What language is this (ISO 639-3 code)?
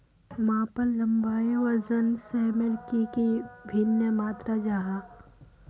mag